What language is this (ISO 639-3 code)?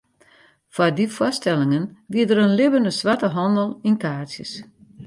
fry